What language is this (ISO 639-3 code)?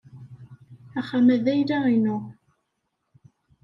kab